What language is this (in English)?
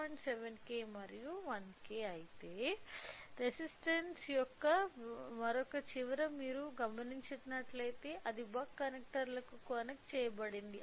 Telugu